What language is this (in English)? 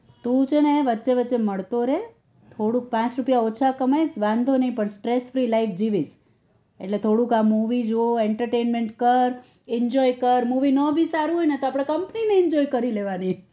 Gujarati